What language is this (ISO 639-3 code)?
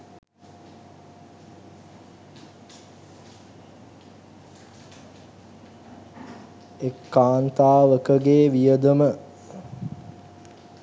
sin